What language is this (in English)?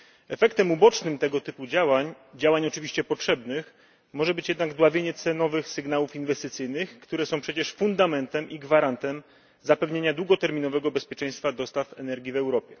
Polish